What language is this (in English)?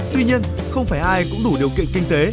Vietnamese